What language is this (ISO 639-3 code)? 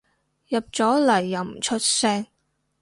yue